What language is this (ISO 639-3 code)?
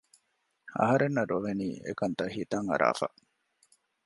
div